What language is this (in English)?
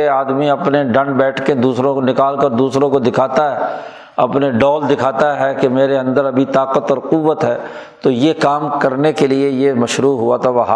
Urdu